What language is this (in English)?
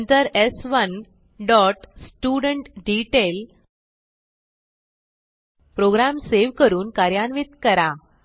Marathi